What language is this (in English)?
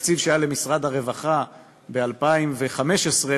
Hebrew